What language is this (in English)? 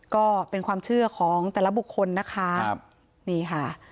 Thai